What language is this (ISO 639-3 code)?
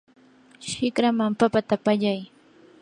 qur